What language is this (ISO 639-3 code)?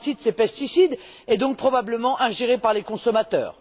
fra